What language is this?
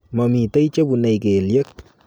Kalenjin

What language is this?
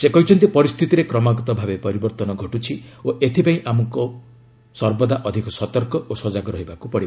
Odia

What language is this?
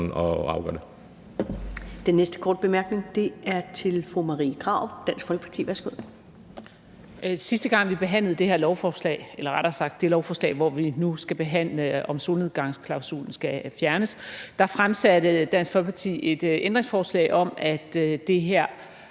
Danish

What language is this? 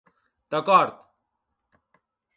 Occitan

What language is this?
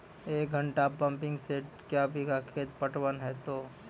Maithili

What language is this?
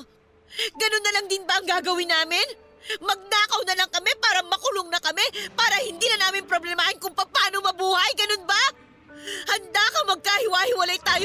Filipino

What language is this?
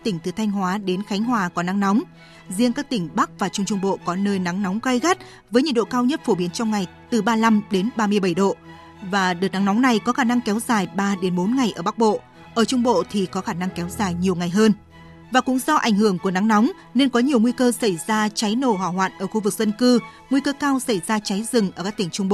Vietnamese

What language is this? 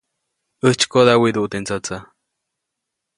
Copainalá Zoque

